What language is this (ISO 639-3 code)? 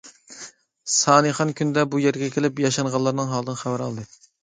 uig